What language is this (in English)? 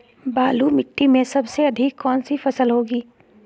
Magahi